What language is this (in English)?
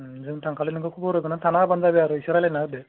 Bodo